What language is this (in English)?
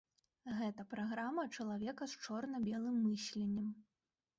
Belarusian